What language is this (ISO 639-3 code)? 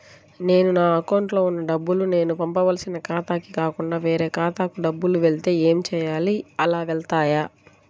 tel